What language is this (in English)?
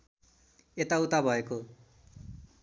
Nepali